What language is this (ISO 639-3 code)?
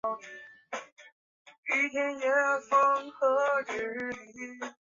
zho